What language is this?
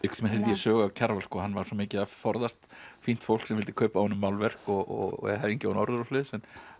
Icelandic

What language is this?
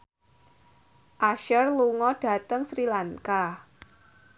Javanese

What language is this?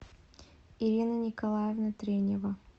Russian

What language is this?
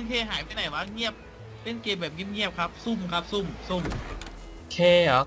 Thai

